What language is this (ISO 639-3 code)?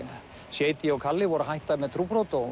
isl